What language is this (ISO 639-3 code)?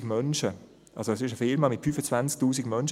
gsw